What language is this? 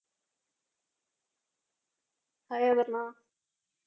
Malayalam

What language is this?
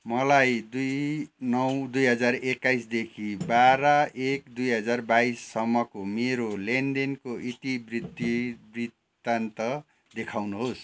Nepali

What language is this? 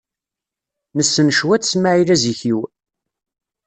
Kabyle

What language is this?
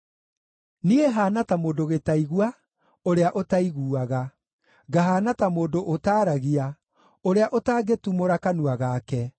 Kikuyu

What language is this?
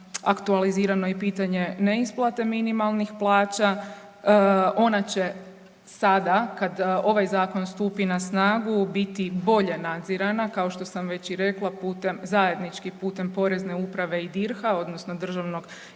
Croatian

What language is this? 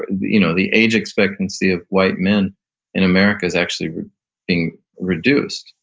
English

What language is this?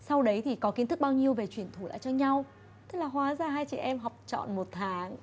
Vietnamese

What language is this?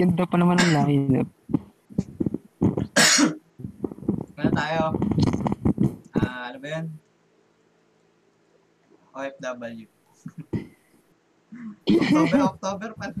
Filipino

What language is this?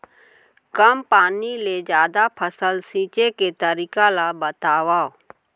Chhattisgarhi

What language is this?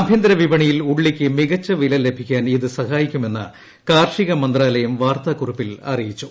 Malayalam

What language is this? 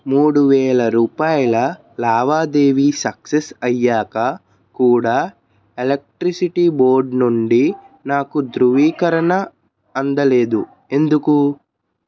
Telugu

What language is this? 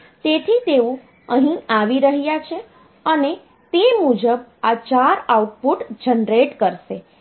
Gujarati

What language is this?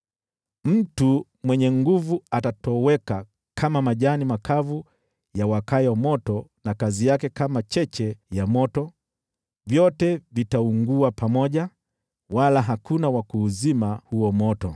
Swahili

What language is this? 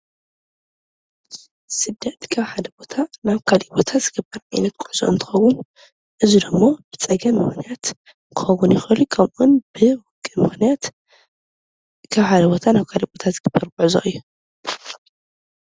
Tigrinya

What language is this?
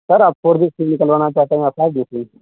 Urdu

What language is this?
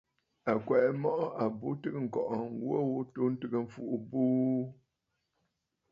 Bafut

